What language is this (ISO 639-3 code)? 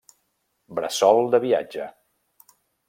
cat